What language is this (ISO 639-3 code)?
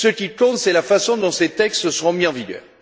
fra